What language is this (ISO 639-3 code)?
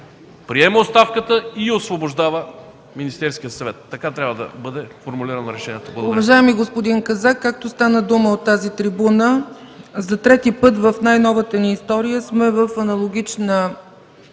bul